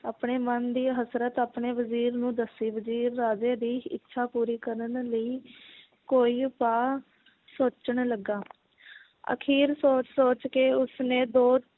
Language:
Punjabi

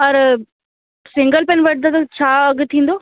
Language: Sindhi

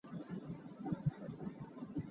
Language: Hakha Chin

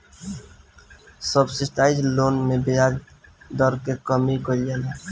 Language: Bhojpuri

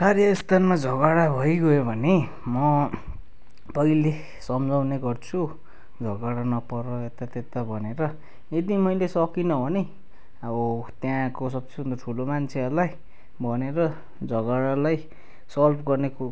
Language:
Nepali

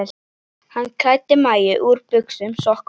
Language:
Icelandic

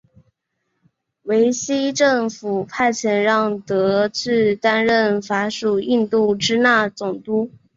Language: Chinese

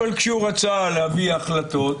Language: Hebrew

